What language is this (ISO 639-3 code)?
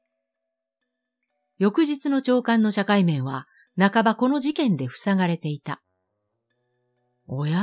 jpn